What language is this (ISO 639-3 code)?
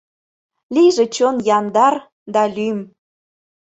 chm